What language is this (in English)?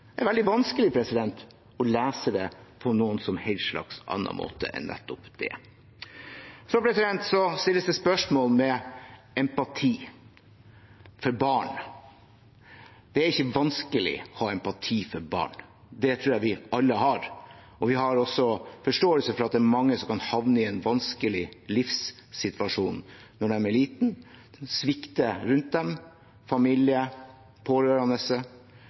Norwegian Bokmål